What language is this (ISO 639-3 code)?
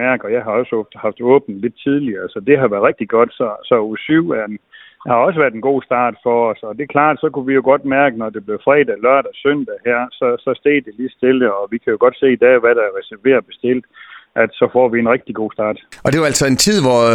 dan